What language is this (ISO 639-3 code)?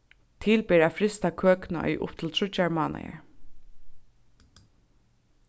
fao